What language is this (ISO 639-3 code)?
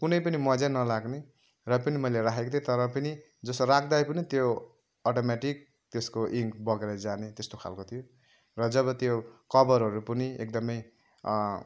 nep